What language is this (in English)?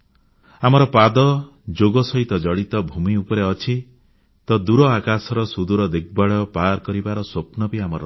Odia